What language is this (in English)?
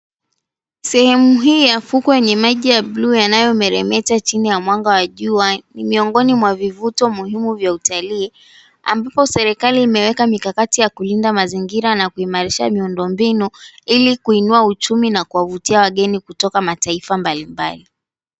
Swahili